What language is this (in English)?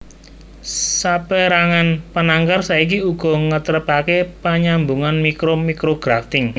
Javanese